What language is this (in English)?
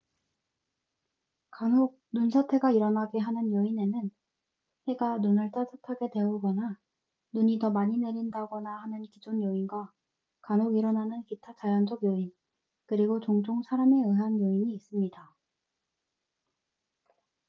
Korean